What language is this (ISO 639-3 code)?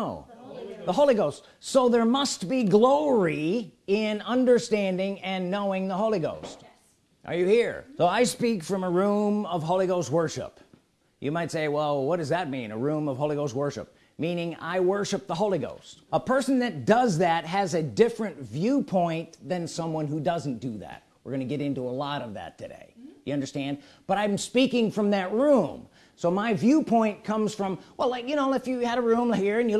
eng